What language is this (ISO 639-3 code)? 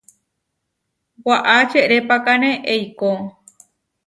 var